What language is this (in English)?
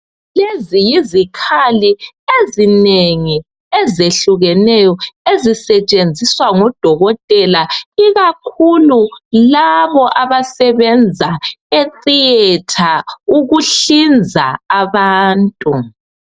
North Ndebele